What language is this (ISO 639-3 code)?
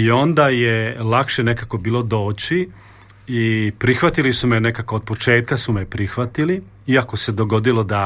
hrv